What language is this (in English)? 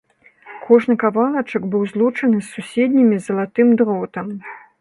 Belarusian